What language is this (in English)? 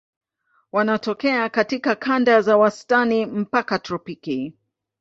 Swahili